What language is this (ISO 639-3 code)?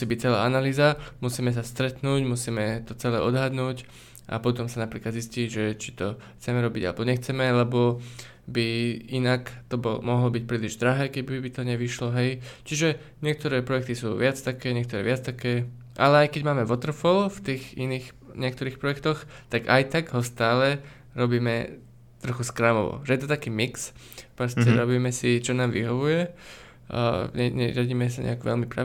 slk